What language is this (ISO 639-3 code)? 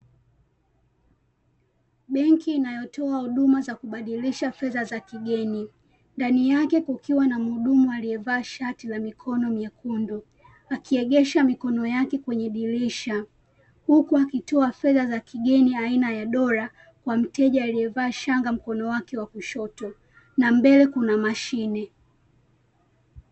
swa